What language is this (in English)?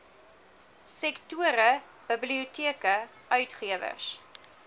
Afrikaans